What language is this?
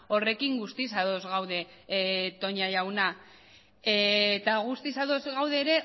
Basque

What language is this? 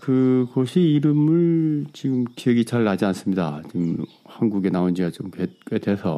Korean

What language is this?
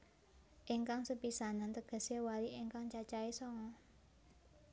Javanese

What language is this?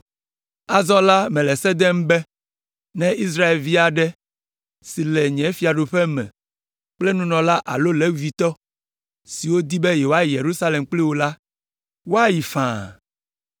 Ewe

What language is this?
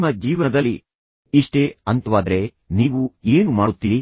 Kannada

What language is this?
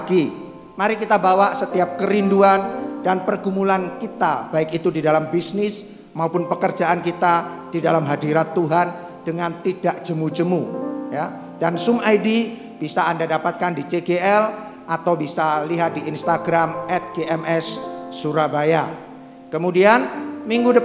Indonesian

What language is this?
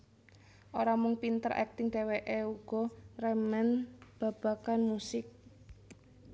Javanese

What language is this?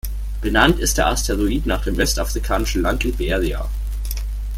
German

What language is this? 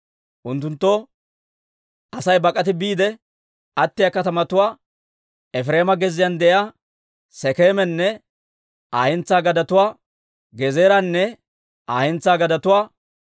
Dawro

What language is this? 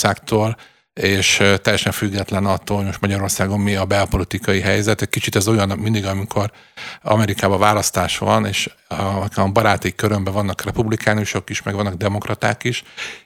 Hungarian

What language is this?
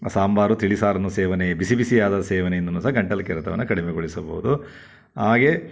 Kannada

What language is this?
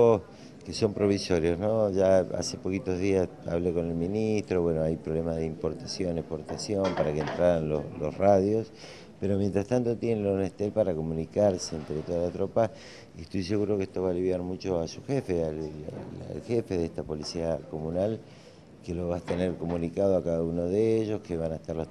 Spanish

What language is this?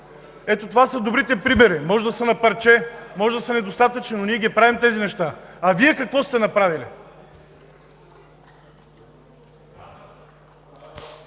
Bulgarian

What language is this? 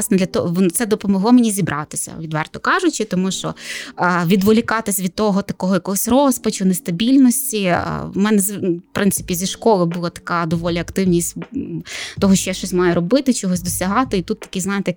Ukrainian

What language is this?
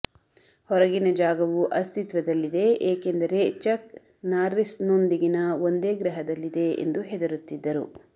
Kannada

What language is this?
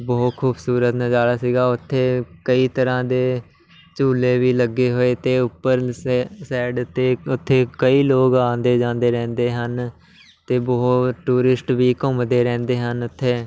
Punjabi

